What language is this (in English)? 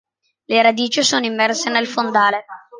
Italian